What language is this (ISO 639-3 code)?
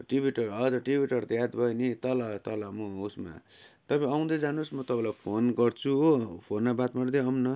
nep